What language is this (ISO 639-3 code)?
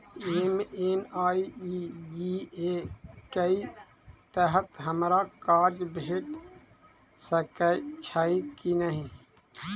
mai